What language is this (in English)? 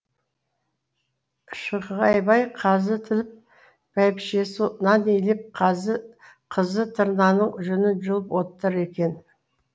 Kazakh